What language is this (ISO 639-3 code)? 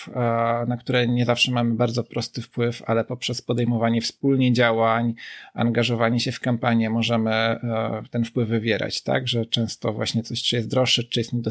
pol